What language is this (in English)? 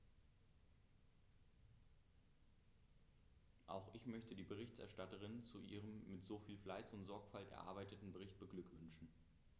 German